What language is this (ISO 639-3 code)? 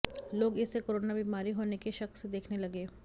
hin